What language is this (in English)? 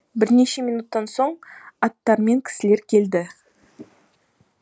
Kazakh